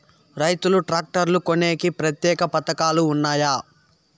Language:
Telugu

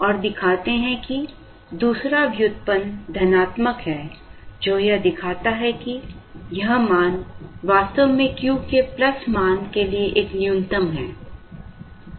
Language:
Hindi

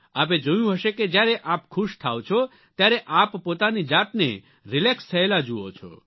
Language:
Gujarati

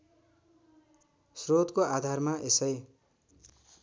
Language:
Nepali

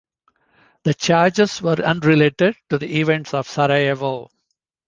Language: English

